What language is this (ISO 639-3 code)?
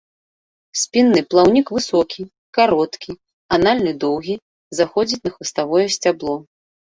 bel